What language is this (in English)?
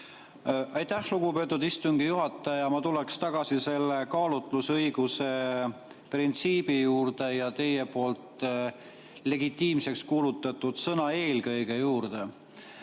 Estonian